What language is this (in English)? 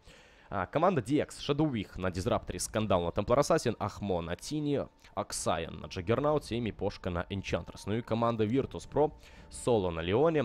Russian